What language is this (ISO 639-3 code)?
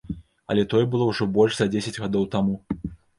bel